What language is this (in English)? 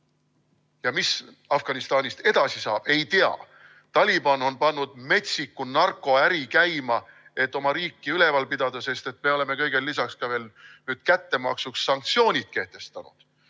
Estonian